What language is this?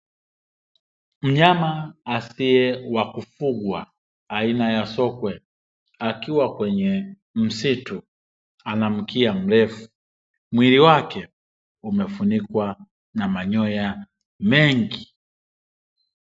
Swahili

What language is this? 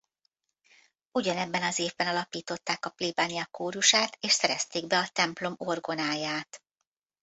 Hungarian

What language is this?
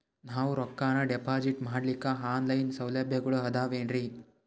Kannada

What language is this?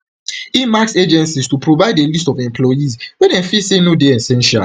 Nigerian Pidgin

